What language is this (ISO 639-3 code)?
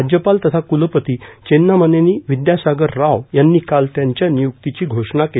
mar